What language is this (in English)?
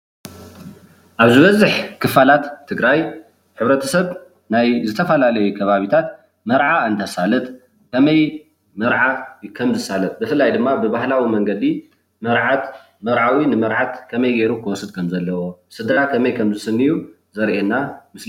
Tigrinya